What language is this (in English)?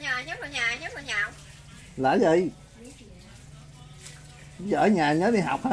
Vietnamese